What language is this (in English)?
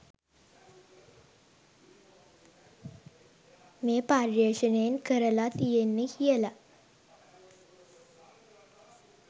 Sinhala